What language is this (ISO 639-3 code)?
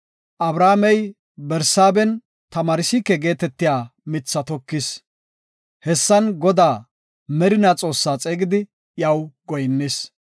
gof